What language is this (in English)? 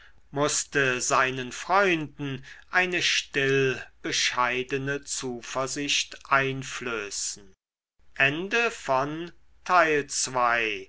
German